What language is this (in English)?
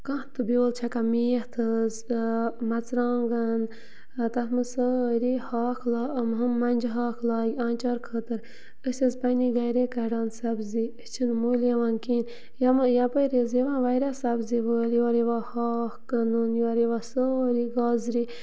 Kashmiri